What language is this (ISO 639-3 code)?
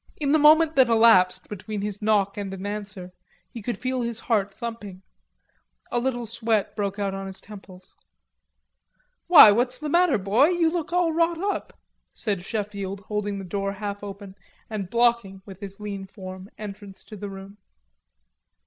eng